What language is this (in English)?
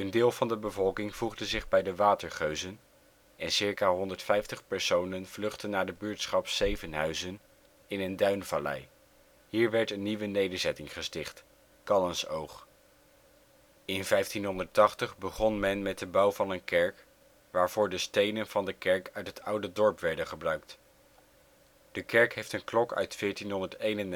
Dutch